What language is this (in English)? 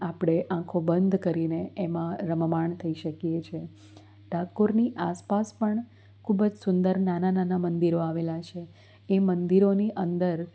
Gujarati